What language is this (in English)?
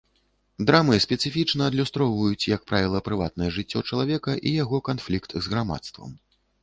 Belarusian